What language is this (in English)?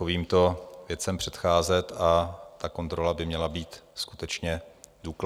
Czech